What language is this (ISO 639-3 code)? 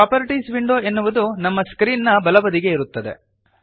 kan